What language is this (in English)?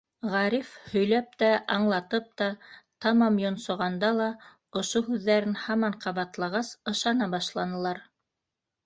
Bashkir